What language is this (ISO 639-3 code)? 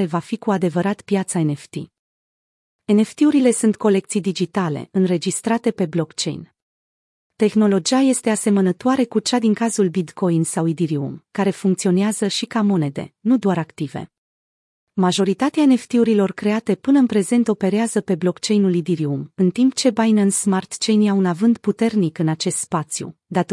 ron